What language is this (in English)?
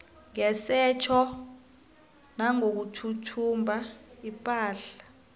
South Ndebele